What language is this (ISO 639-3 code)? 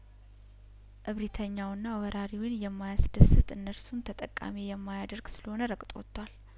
amh